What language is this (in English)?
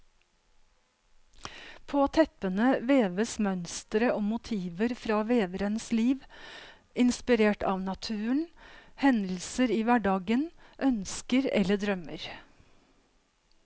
Norwegian